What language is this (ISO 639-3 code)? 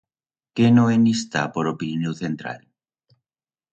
arg